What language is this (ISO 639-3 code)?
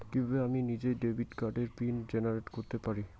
ben